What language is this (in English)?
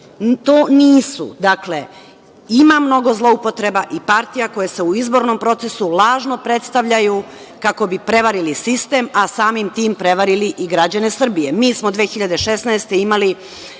Serbian